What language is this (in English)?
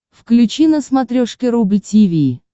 Russian